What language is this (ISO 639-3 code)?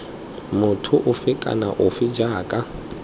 tsn